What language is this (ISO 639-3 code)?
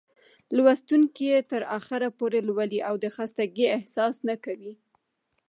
pus